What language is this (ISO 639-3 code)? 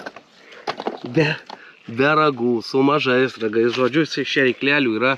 lit